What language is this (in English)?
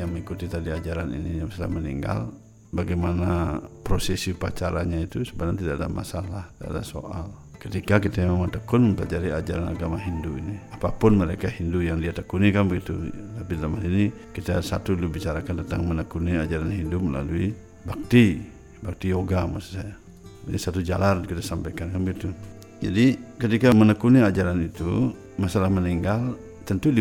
Indonesian